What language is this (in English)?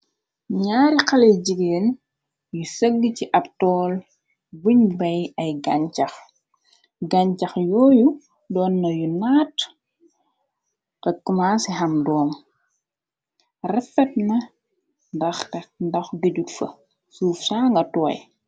Wolof